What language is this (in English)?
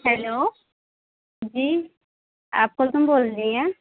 Urdu